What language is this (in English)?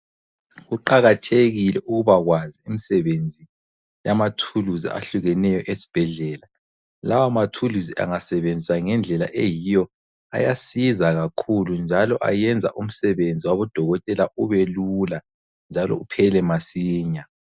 North Ndebele